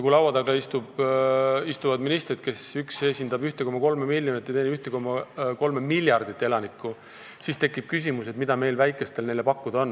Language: Estonian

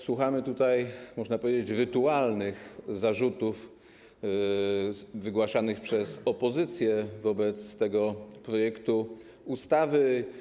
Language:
Polish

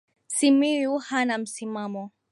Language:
Swahili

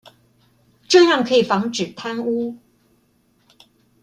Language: Chinese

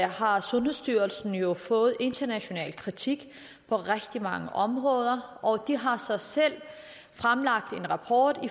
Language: Danish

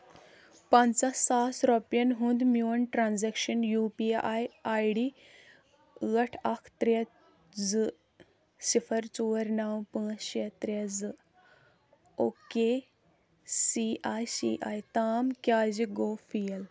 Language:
Kashmiri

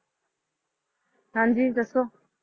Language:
Punjabi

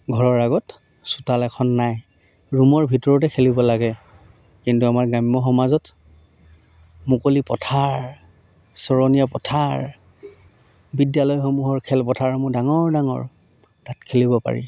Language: Assamese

